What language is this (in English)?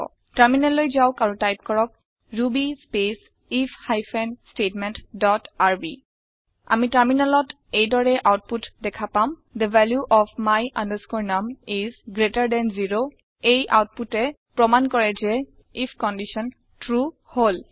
Assamese